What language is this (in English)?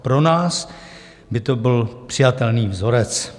Czech